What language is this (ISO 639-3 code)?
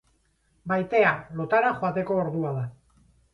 eus